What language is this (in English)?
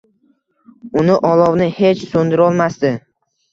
Uzbek